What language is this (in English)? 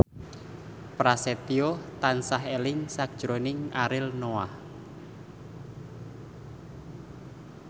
Javanese